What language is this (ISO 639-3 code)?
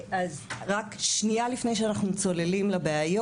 heb